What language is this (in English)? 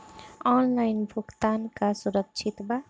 Bhojpuri